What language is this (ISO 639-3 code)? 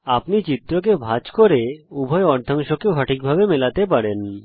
ben